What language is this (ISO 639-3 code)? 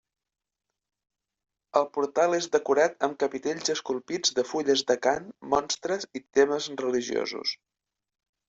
cat